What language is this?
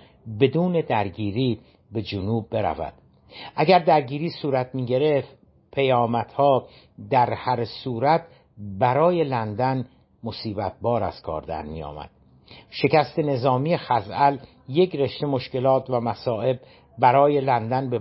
Persian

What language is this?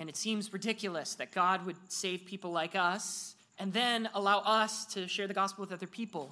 English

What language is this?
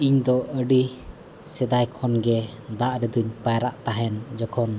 Santali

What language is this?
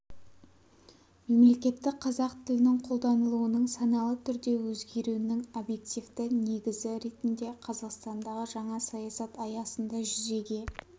Kazakh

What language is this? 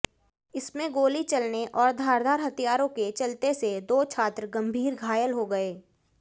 Hindi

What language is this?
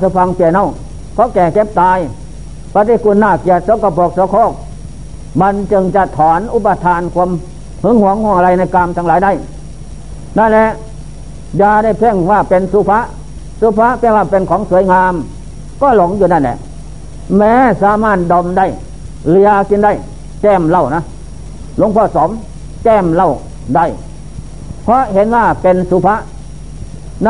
Thai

